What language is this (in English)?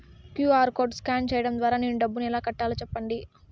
Telugu